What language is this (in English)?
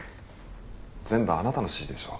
Japanese